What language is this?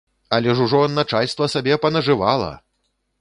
Belarusian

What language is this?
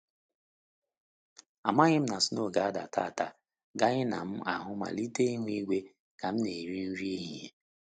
Igbo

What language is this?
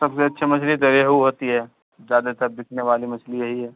Urdu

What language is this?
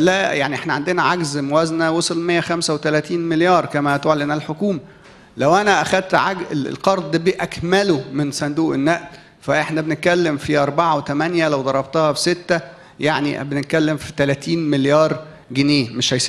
Arabic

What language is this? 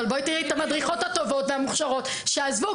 Hebrew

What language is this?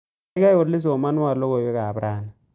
Kalenjin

